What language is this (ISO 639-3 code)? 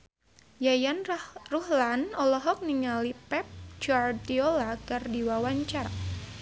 sun